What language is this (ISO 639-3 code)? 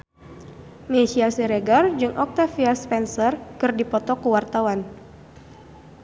sun